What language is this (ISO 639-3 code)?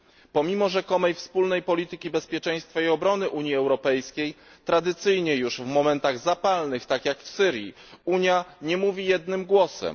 pol